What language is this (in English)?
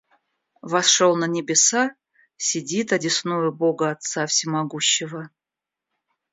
Russian